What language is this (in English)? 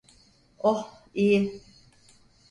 Turkish